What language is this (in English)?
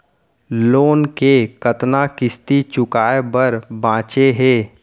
Chhattisgarhi